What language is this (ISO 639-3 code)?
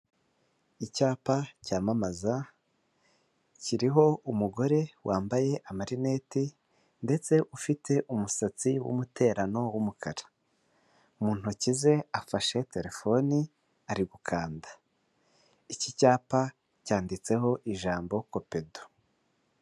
kin